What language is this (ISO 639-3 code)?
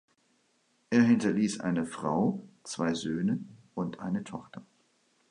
deu